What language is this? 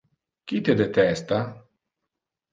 Interlingua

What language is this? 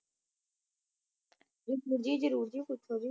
Punjabi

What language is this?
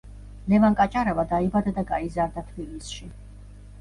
Georgian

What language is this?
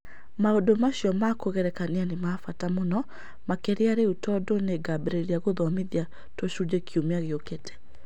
Kikuyu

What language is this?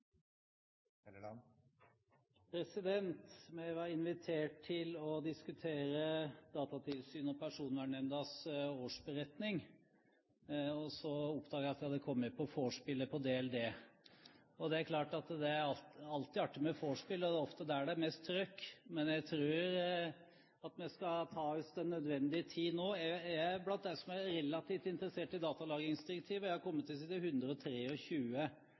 Norwegian Bokmål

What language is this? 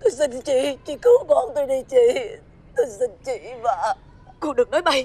Vietnamese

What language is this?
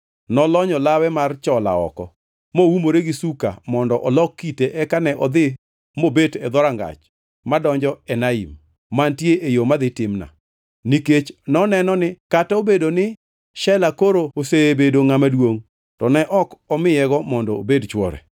Luo (Kenya and Tanzania)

